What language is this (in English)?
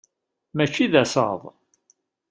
Kabyle